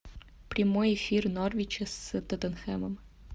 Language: Russian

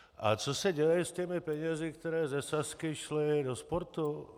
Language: Czech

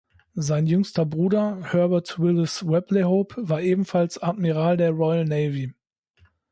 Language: German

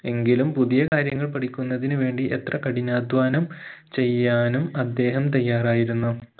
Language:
Malayalam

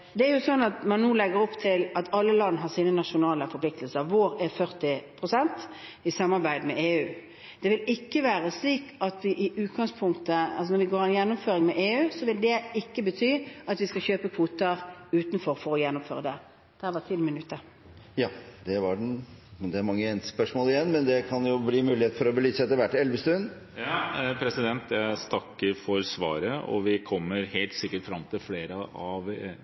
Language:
Norwegian Bokmål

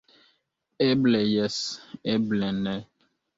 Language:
Esperanto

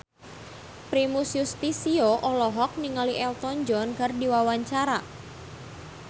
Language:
Sundanese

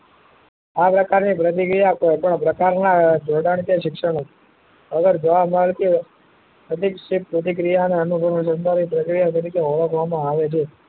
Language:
Gujarati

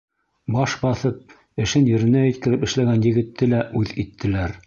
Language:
Bashkir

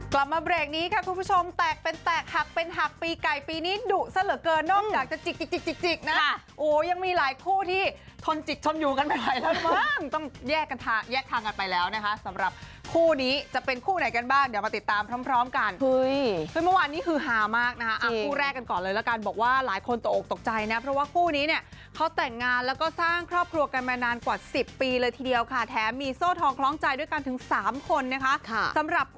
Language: Thai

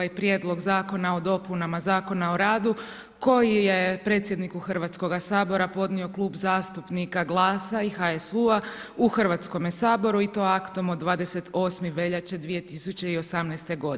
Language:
Croatian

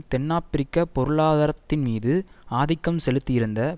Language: Tamil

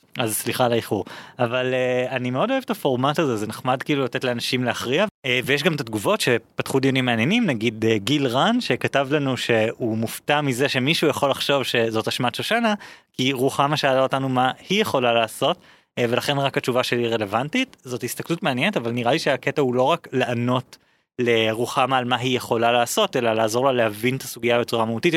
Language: Hebrew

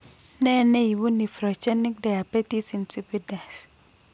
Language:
Kalenjin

